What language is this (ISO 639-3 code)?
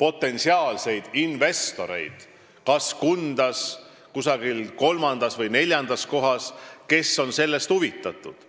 est